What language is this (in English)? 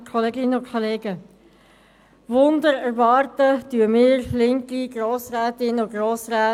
Swiss German